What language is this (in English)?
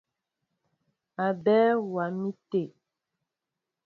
Mbo (Cameroon)